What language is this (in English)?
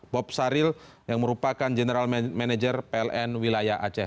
Indonesian